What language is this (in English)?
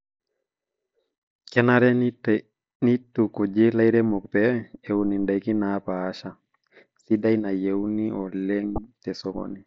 Masai